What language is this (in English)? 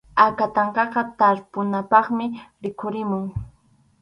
Arequipa-La Unión Quechua